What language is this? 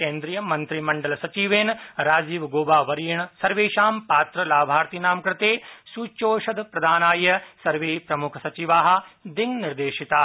Sanskrit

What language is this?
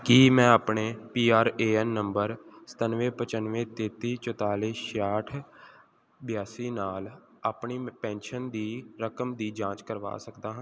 Punjabi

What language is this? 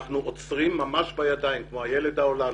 Hebrew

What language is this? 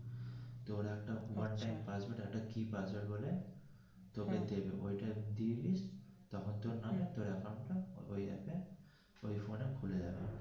Bangla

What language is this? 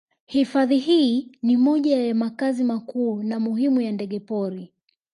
Swahili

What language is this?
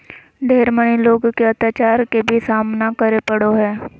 Magahi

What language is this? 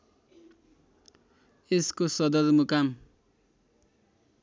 Nepali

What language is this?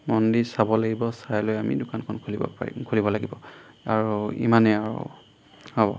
Assamese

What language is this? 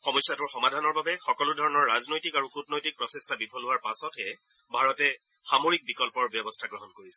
Assamese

